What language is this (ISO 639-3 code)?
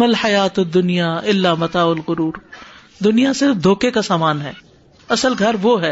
urd